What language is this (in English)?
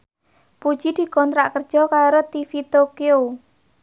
Javanese